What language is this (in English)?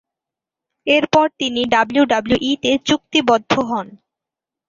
Bangla